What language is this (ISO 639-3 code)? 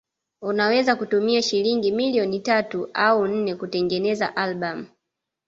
swa